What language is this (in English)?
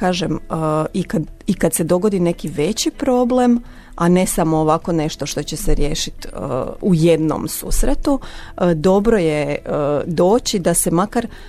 Croatian